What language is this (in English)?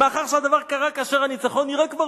Hebrew